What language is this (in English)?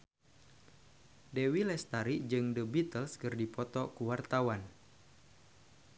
Sundanese